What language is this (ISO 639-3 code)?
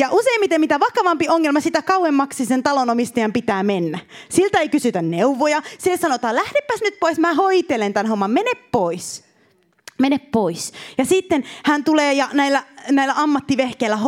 fin